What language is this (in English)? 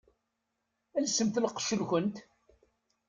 Kabyle